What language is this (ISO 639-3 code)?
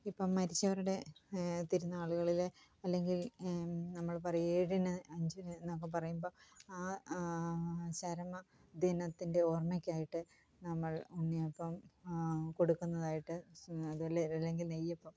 mal